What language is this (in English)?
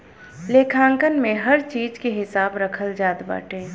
Bhojpuri